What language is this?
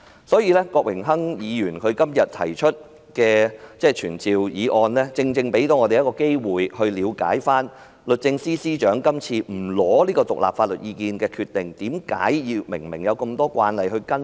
Cantonese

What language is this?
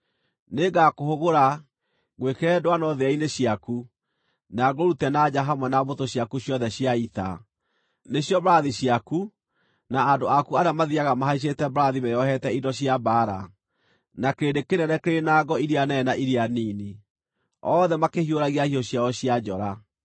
Kikuyu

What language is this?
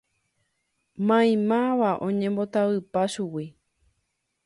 Guarani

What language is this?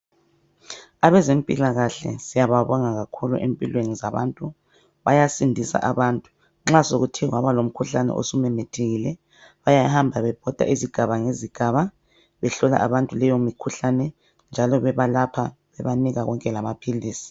North Ndebele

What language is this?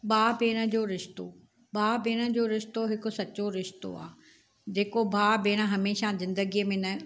Sindhi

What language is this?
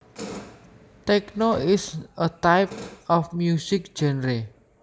Javanese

